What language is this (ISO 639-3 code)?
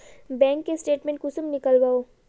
mag